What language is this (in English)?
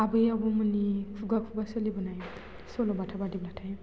Bodo